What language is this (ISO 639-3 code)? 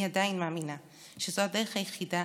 heb